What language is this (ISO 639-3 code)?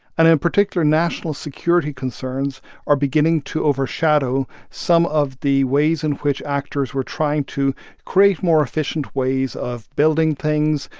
eng